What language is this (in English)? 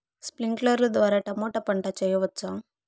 Telugu